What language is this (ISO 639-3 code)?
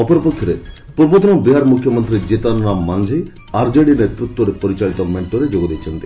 ori